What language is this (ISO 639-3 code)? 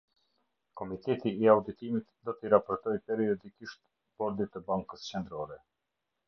sqi